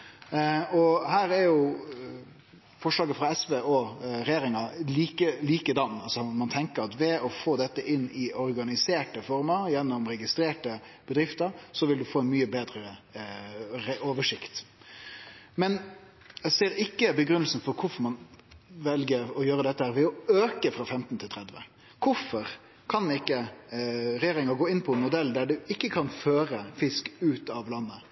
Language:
Norwegian Nynorsk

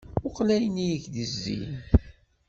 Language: Kabyle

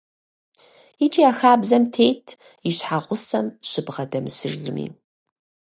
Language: Kabardian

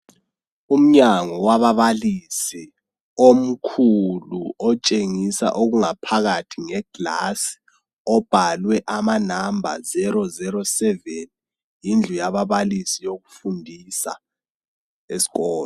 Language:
North Ndebele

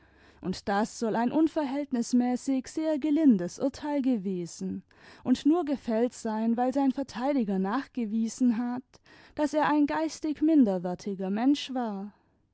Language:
German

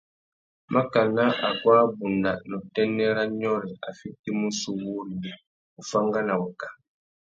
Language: Tuki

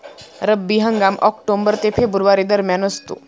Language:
Marathi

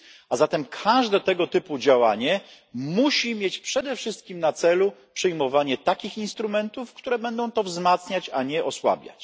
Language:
Polish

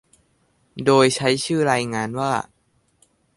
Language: Thai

